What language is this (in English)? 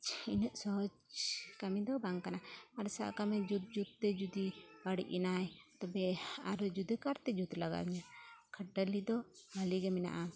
Santali